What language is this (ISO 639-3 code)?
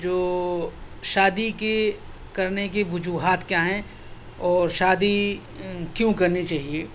urd